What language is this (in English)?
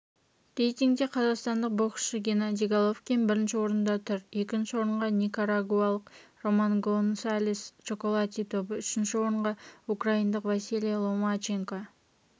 Kazakh